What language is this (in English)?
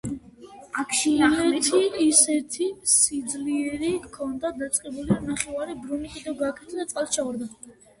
Georgian